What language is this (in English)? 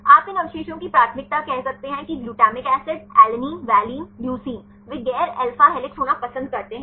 Hindi